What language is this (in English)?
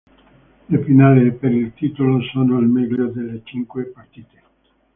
Italian